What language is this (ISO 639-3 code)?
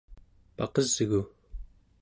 esu